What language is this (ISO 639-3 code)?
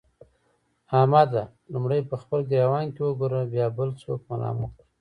pus